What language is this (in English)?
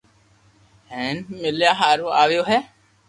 Loarki